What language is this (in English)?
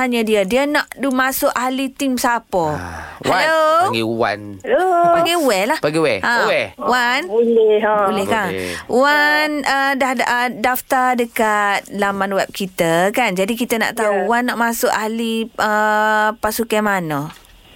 Malay